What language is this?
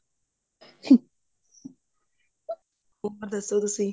Punjabi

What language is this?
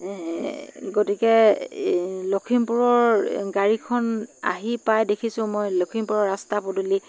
Assamese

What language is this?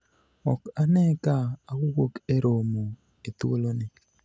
Luo (Kenya and Tanzania)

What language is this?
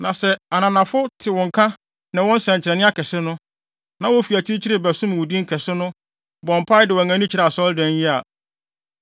Akan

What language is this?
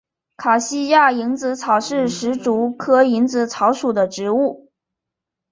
Chinese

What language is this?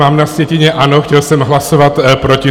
Czech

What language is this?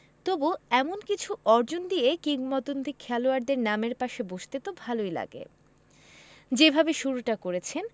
Bangla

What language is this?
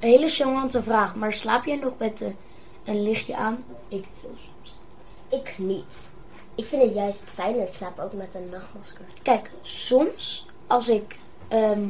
Dutch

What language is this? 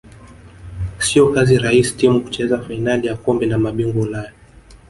Swahili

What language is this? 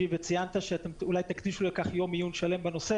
Hebrew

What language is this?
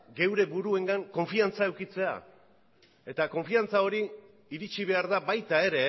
Basque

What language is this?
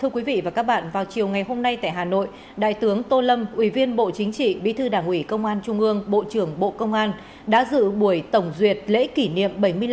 Vietnamese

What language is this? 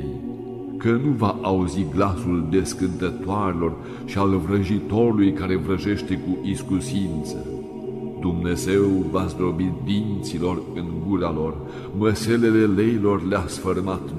Romanian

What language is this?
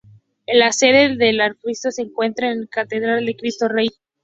Spanish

